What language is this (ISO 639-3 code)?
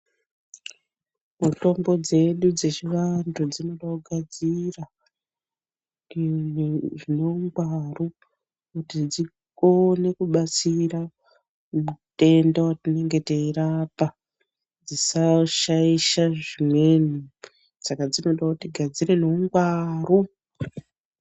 ndc